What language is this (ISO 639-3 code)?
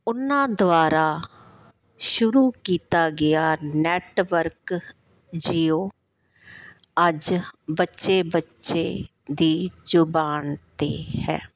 pan